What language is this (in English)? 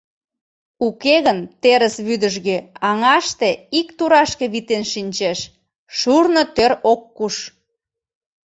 Mari